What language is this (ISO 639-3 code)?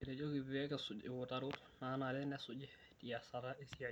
mas